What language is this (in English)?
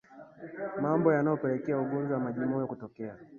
Swahili